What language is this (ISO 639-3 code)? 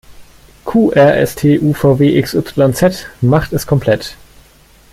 deu